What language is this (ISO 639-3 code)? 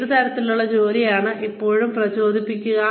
mal